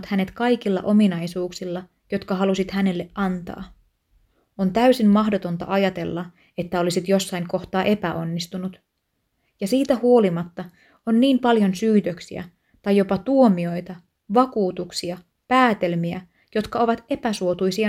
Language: Finnish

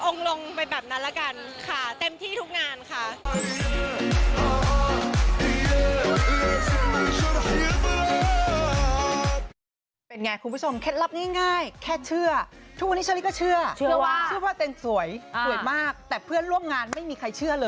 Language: Thai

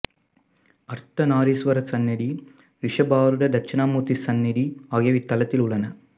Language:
Tamil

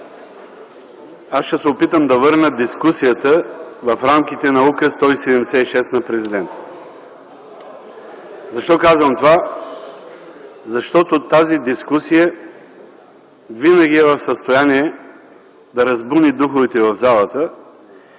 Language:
Bulgarian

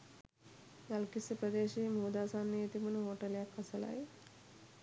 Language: Sinhala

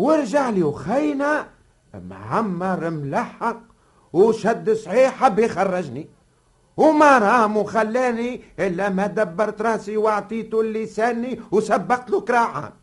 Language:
Arabic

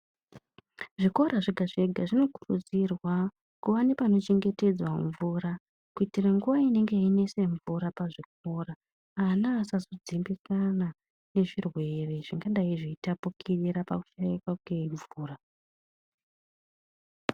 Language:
Ndau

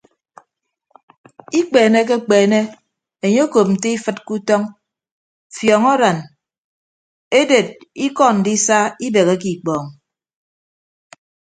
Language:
Ibibio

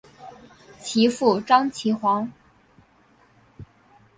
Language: Chinese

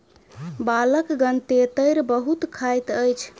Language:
Maithili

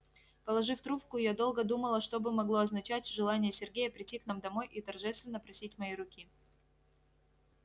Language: Russian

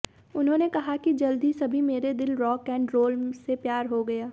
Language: Hindi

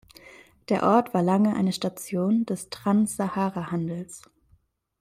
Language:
German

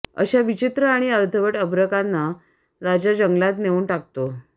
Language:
Marathi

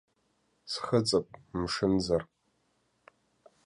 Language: Abkhazian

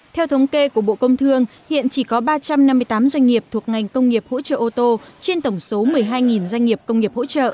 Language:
Vietnamese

